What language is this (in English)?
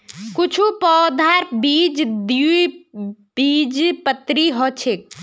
Magahi